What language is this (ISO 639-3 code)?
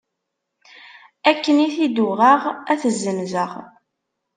kab